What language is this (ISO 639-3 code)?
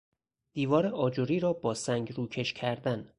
fas